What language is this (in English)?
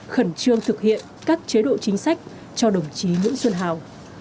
Vietnamese